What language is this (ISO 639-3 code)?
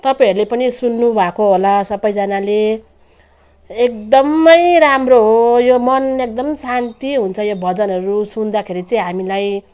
nep